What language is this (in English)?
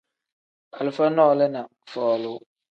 Tem